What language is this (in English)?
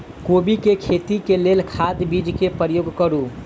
Maithili